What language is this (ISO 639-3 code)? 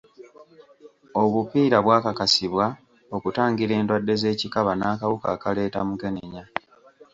lug